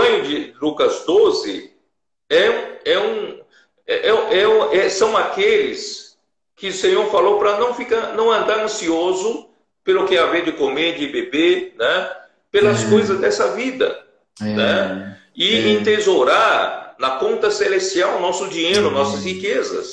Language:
Portuguese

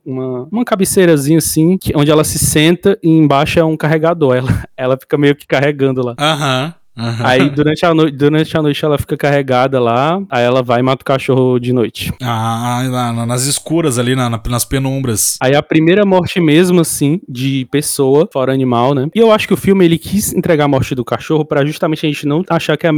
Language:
Portuguese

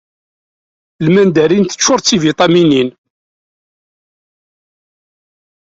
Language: Kabyle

